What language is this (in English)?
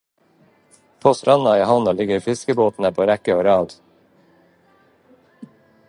Norwegian Bokmål